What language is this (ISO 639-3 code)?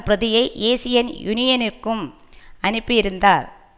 tam